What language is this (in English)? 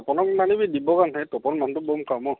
Assamese